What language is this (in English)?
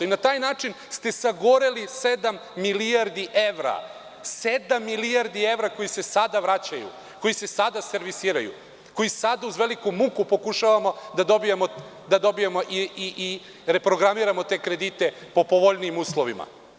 Serbian